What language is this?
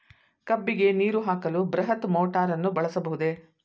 Kannada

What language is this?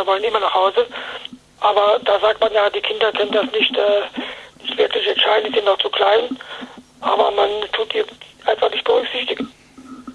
German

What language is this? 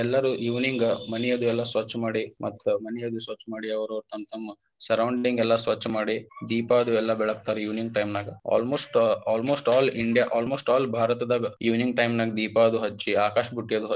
Kannada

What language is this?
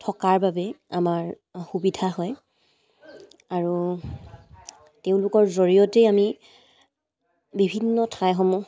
Assamese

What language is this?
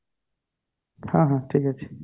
Odia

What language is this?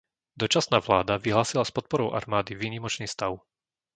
Slovak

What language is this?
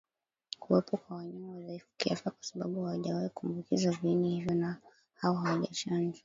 Swahili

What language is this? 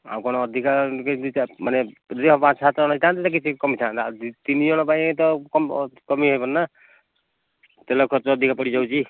Odia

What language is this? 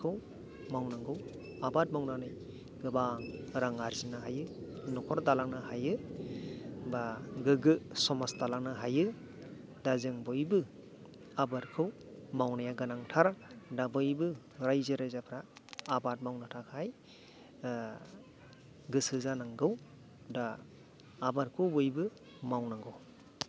Bodo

